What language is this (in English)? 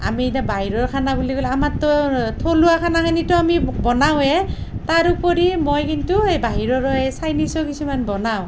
Assamese